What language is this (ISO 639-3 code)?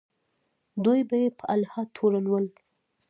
pus